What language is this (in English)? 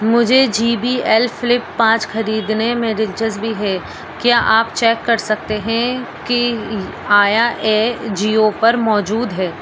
Urdu